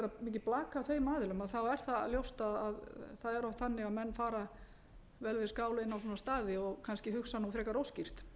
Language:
Icelandic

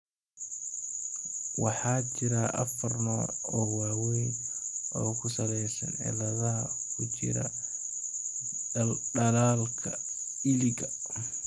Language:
Somali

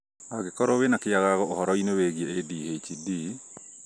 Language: Kikuyu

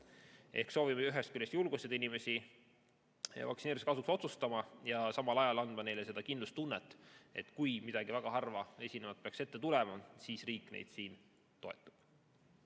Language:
Estonian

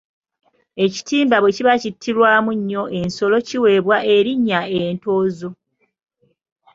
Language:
Ganda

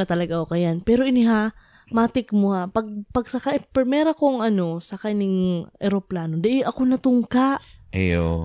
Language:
Filipino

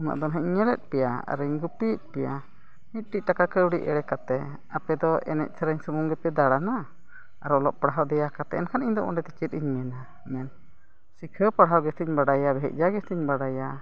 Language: Santali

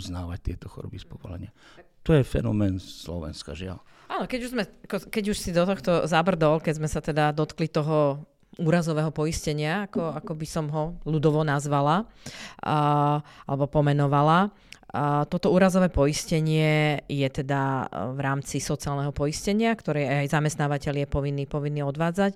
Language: Slovak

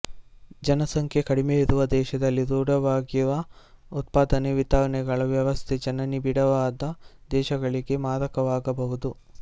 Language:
Kannada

